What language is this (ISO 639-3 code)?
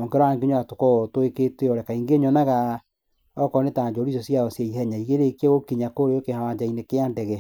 kik